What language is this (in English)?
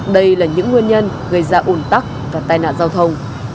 Vietnamese